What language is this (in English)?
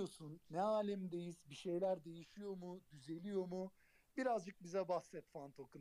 Turkish